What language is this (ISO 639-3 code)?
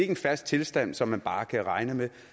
dan